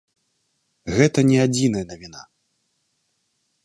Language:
Belarusian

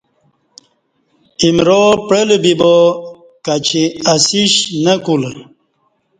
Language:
Kati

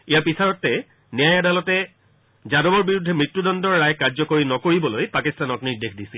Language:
Assamese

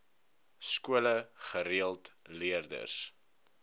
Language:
Afrikaans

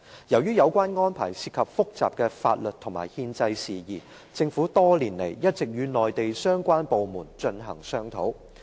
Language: Cantonese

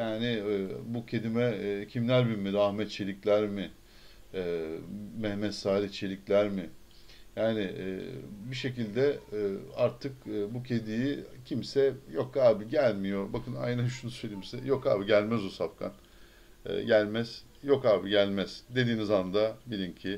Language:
Turkish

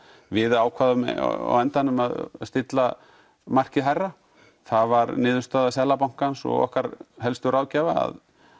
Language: Icelandic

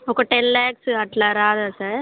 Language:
Telugu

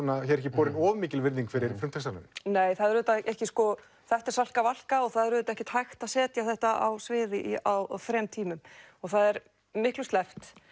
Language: Icelandic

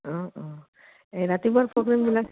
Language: Assamese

